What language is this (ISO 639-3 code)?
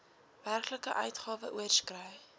afr